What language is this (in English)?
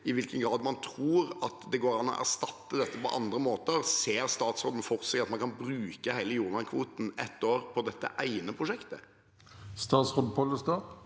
Norwegian